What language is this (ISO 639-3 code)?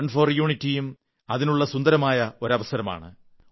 mal